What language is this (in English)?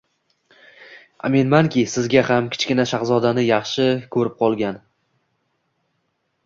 Uzbek